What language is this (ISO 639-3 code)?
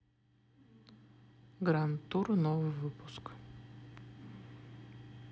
rus